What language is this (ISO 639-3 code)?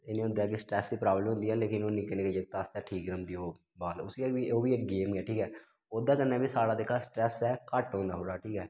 doi